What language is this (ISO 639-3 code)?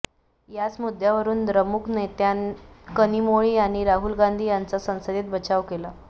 mar